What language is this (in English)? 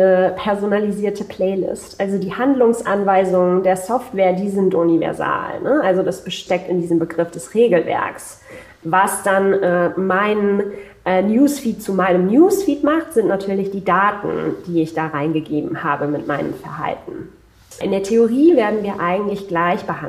German